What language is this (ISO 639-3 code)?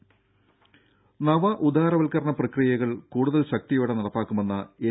mal